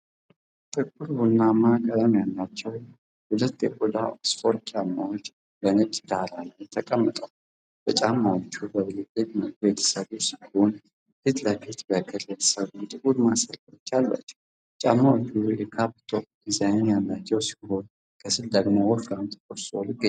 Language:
Amharic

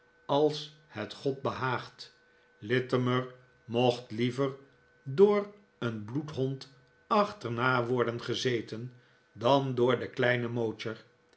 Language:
Dutch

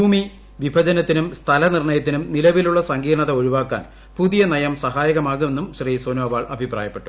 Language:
Malayalam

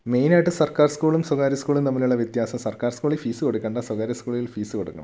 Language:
Malayalam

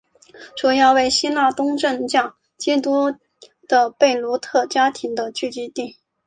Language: Chinese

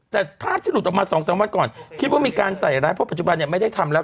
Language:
Thai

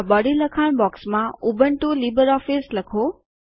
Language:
Gujarati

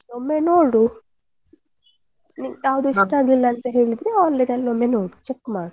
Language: Kannada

